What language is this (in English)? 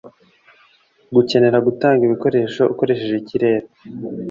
Kinyarwanda